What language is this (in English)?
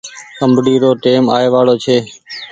Goaria